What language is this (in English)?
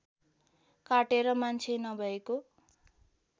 Nepali